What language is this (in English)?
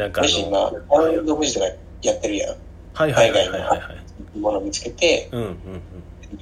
Japanese